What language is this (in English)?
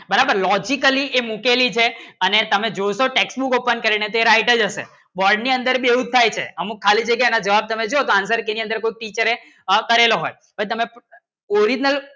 Gujarati